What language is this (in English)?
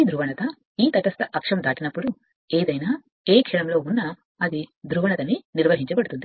Telugu